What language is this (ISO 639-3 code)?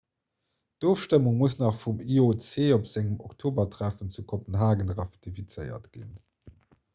ltz